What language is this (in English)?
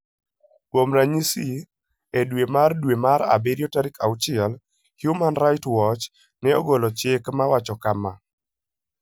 Luo (Kenya and Tanzania)